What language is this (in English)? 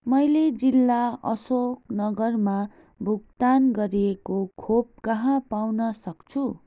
Nepali